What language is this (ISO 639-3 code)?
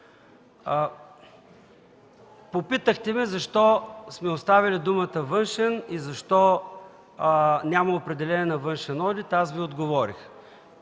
bul